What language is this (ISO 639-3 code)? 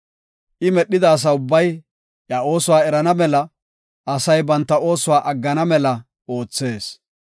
gof